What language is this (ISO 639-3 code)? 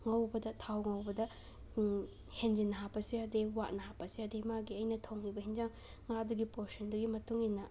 mni